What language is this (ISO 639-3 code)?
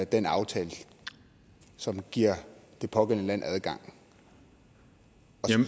dan